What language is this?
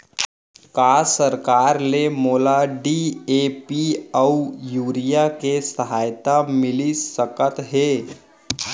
Chhattisgarhi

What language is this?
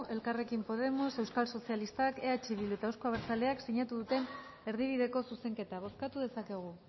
Basque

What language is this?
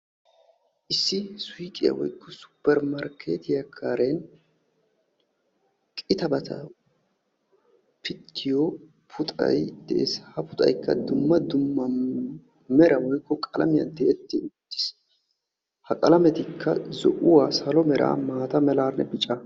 Wolaytta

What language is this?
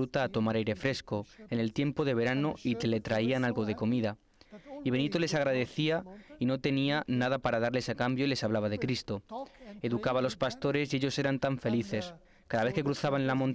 Spanish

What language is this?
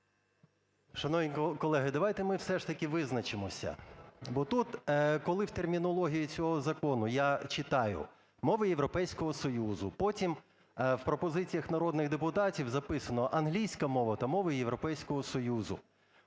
Ukrainian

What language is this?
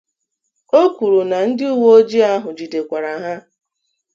Igbo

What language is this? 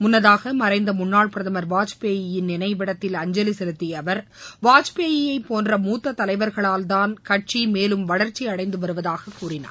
Tamil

